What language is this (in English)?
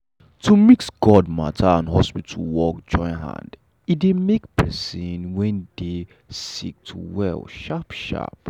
Nigerian Pidgin